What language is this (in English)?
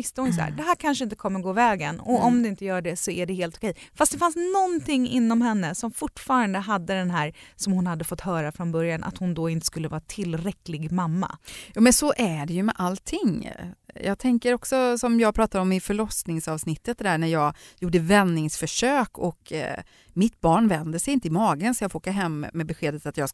Swedish